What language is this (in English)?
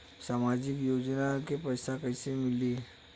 Bhojpuri